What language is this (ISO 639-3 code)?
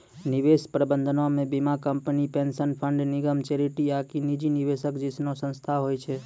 mai